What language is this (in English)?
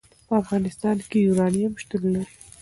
Pashto